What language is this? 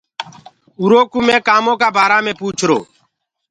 Gurgula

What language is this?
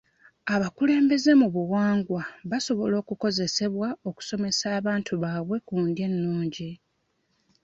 Ganda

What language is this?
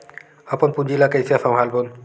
Chhattisgarhi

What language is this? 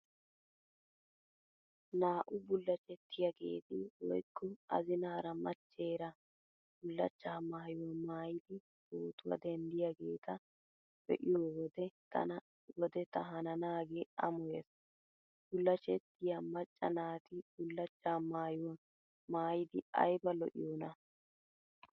Wolaytta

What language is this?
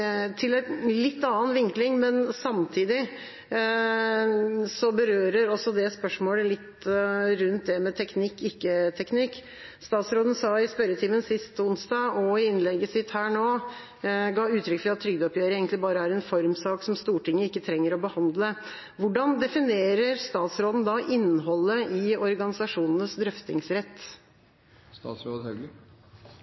Norwegian Bokmål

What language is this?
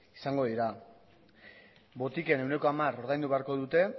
Basque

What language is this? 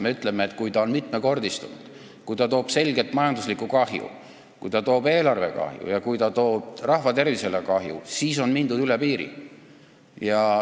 Estonian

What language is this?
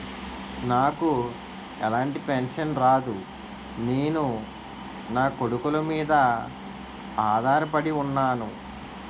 Telugu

